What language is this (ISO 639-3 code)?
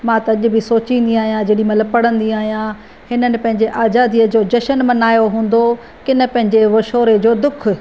snd